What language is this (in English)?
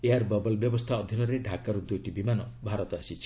Odia